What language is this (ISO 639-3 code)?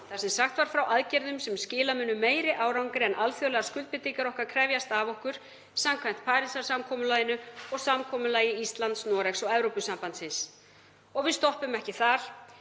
isl